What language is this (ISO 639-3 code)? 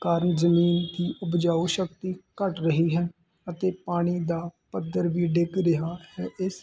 pan